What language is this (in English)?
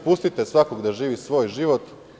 Serbian